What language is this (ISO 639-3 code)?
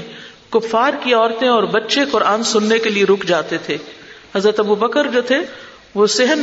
urd